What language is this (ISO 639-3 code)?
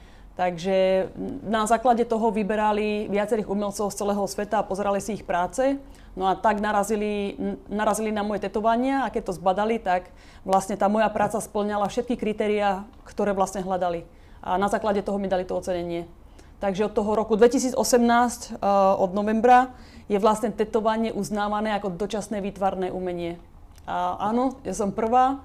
slk